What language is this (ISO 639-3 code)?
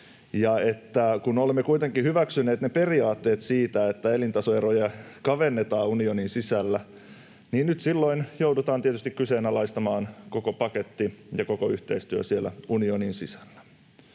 fin